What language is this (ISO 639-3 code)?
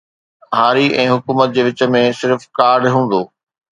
snd